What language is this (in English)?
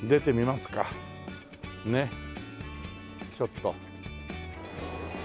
Japanese